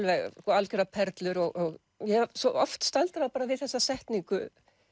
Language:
Icelandic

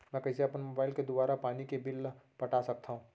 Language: Chhattisgarhi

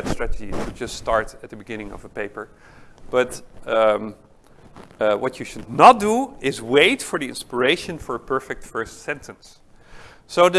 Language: English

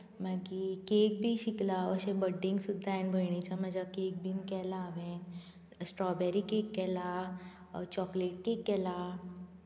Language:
Konkani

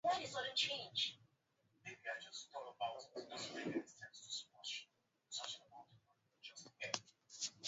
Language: Swahili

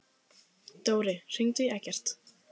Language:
Icelandic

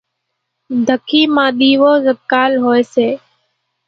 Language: Kachi Koli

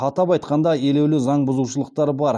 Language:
Kazakh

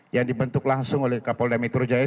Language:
Indonesian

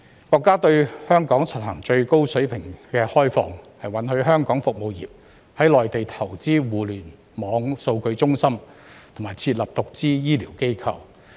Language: Cantonese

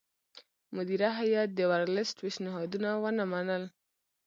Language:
Pashto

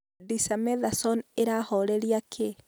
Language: Kikuyu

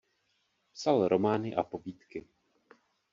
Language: Czech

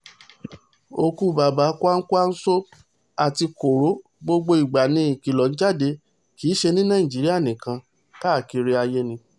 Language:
Yoruba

